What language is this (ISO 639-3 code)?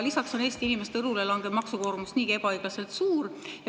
est